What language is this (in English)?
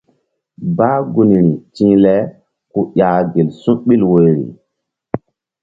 Mbum